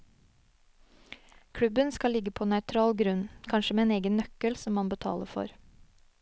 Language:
Norwegian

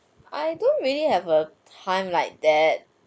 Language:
English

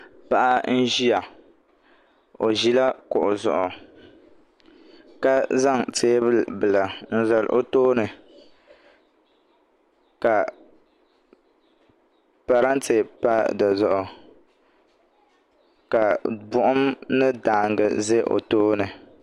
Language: Dagbani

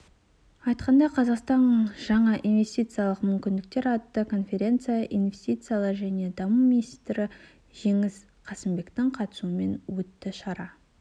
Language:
Kazakh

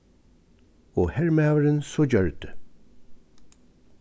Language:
Faroese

